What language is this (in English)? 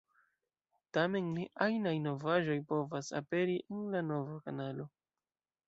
Esperanto